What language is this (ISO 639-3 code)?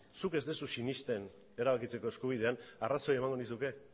eus